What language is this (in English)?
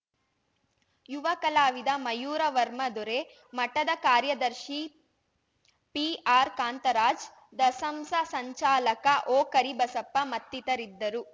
Kannada